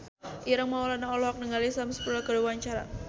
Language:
Sundanese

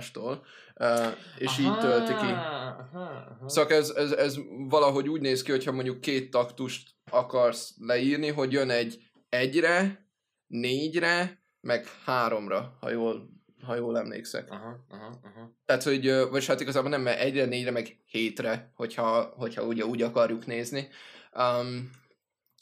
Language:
Hungarian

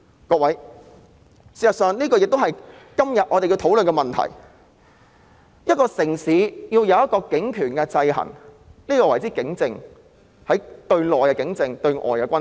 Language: Cantonese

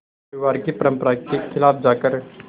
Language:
Hindi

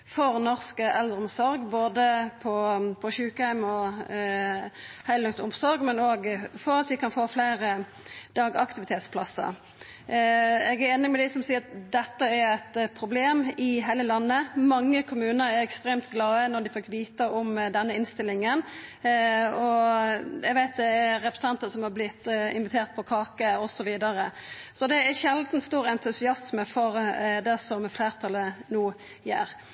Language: Norwegian Nynorsk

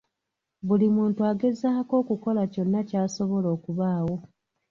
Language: Ganda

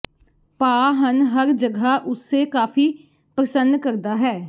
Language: Punjabi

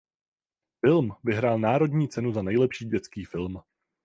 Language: Czech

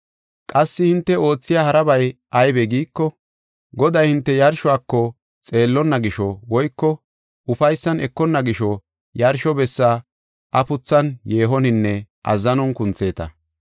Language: Gofa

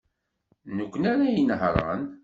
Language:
Kabyle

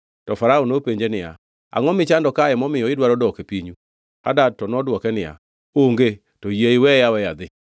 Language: Luo (Kenya and Tanzania)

